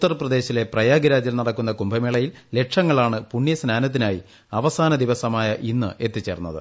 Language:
Malayalam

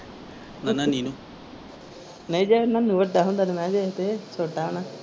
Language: Punjabi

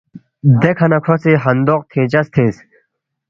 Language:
Balti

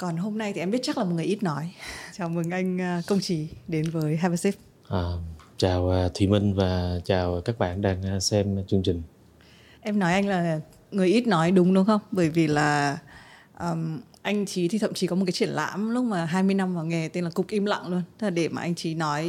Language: Vietnamese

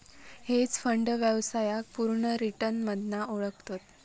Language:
Marathi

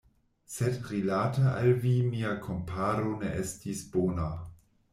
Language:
Esperanto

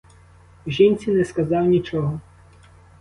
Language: Ukrainian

